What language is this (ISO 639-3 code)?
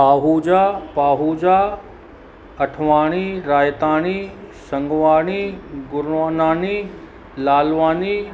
snd